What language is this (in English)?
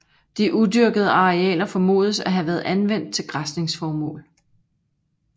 Danish